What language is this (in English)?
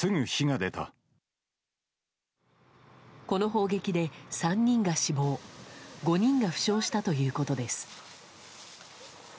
Japanese